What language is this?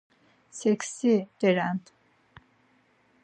Laz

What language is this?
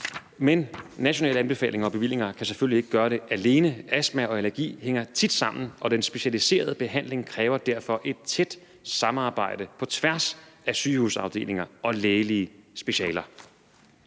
Danish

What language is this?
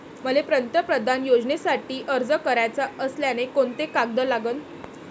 Marathi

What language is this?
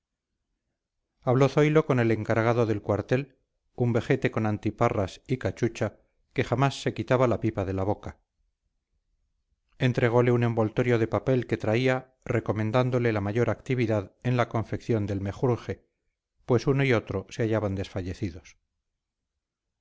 Spanish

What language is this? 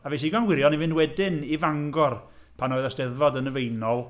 Welsh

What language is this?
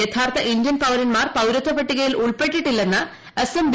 Malayalam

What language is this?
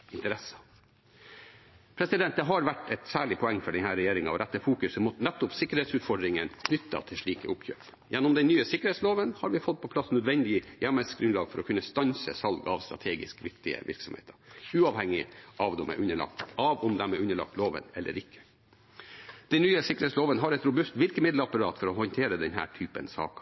Norwegian Bokmål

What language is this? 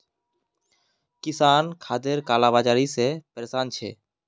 Magahi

